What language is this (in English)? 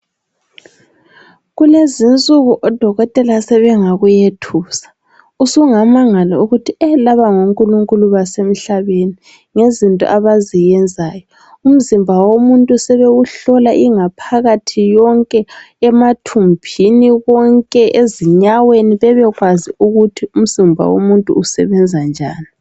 North Ndebele